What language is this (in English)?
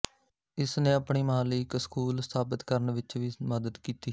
Punjabi